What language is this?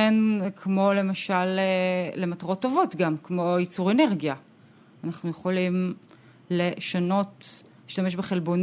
Hebrew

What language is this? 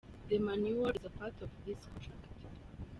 Kinyarwanda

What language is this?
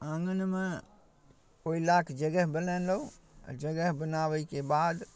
Maithili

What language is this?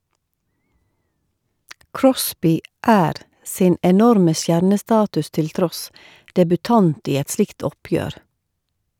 Norwegian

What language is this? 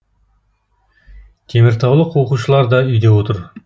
Kazakh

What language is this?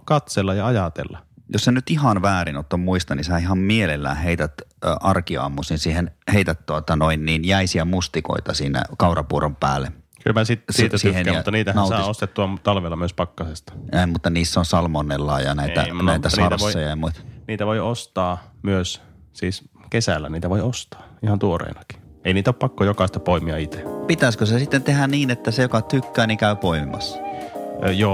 Finnish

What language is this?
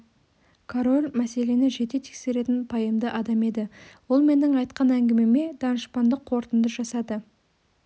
Kazakh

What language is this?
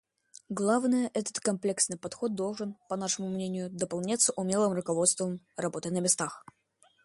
Russian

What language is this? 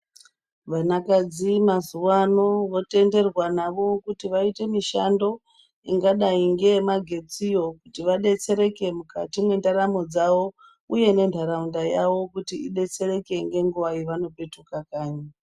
Ndau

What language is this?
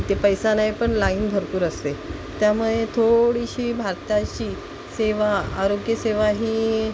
Marathi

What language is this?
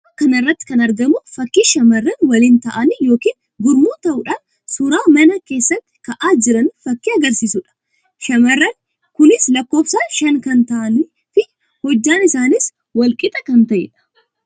Oromo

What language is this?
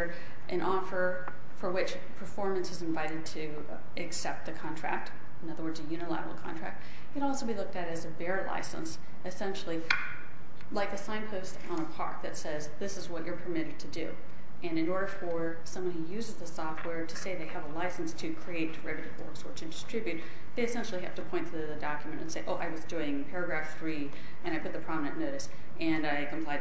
English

